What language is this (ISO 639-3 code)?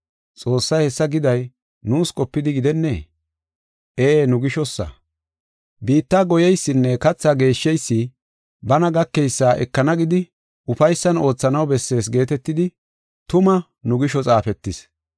gof